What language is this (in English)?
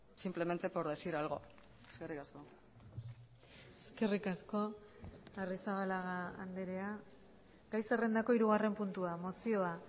Basque